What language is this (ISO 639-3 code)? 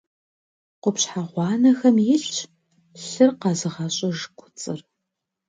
kbd